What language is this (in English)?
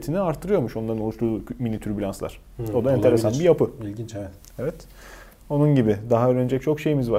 Turkish